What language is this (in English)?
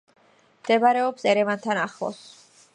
Georgian